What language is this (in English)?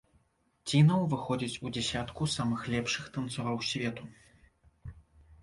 Belarusian